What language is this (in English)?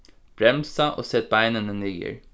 Faroese